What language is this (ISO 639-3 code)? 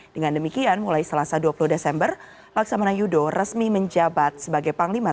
ind